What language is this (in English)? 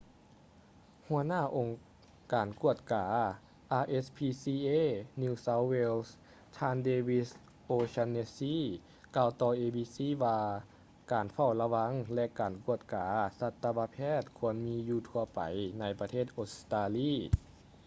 Lao